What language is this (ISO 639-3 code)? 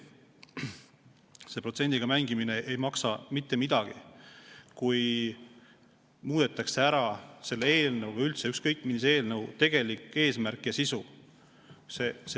est